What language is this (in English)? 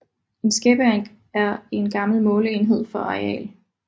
Danish